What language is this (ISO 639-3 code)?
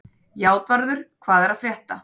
isl